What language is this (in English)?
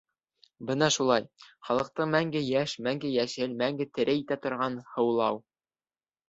Bashkir